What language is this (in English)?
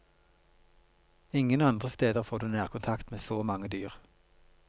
Norwegian